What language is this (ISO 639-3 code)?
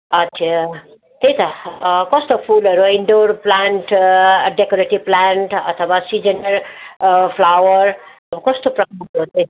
nep